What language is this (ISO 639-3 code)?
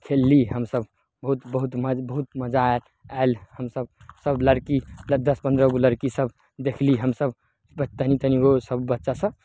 mai